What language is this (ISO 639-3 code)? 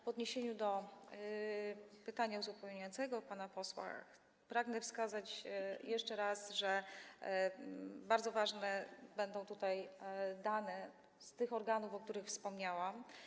pol